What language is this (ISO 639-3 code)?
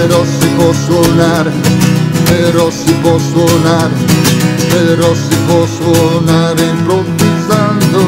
ita